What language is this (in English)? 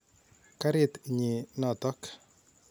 Kalenjin